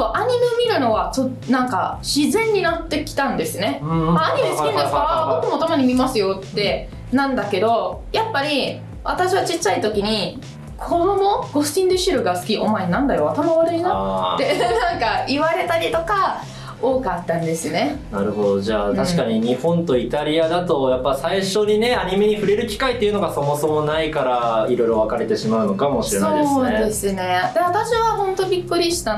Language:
Japanese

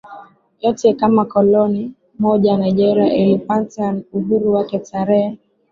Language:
Swahili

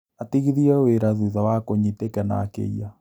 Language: Kikuyu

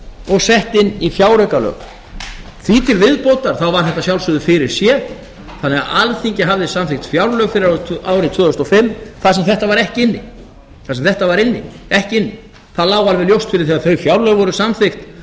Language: Icelandic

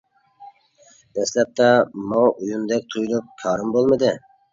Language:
Uyghur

